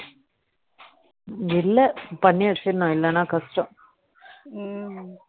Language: Tamil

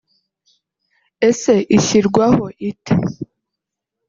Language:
Kinyarwanda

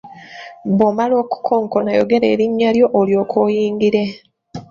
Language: Ganda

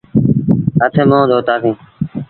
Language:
Sindhi Bhil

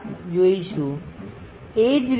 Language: Gujarati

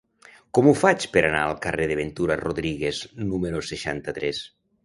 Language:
Catalan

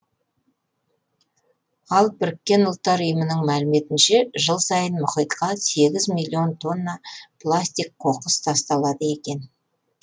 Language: Kazakh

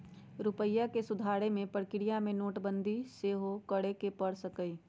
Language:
Magahi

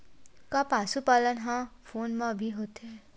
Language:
Chhattisgarhi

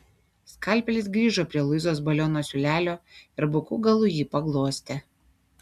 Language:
Lithuanian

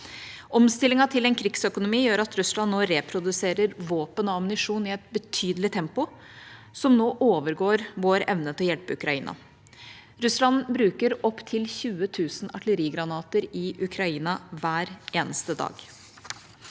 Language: Norwegian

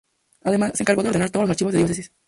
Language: Spanish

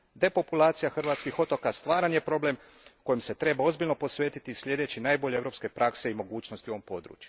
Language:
Croatian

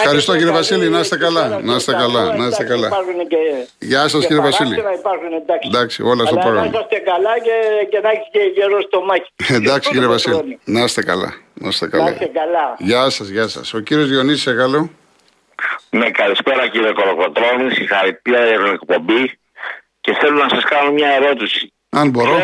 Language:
Greek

